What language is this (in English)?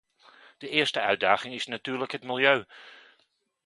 Dutch